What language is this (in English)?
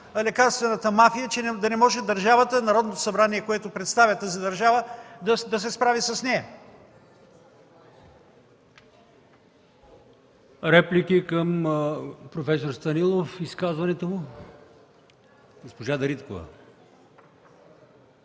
Bulgarian